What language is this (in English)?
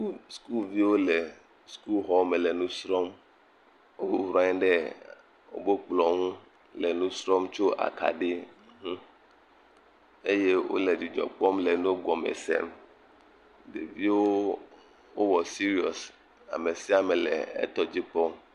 Ewe